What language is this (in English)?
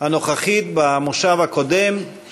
Hebrew